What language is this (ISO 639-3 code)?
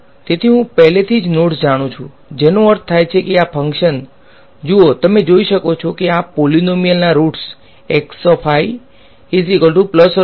guj